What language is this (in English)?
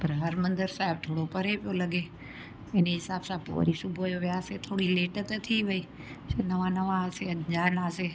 Sindhi